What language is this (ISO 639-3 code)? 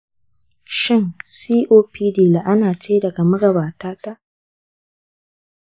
hau